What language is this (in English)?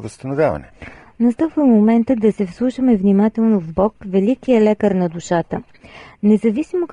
Bulgarian